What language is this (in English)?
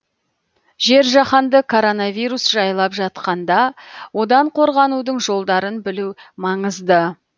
Kazakh